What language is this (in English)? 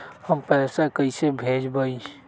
Magahi